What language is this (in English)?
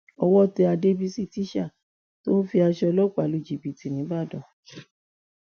Yoruba